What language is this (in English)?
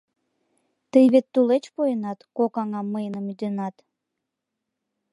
Mari